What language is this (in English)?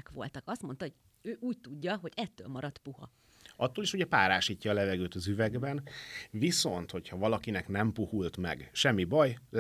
Hungarian